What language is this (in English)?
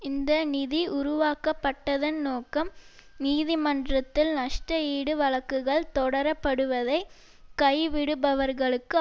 Tamil